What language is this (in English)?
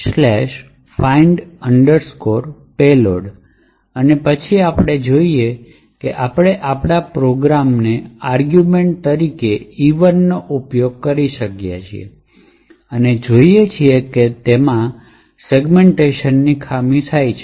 Gujarati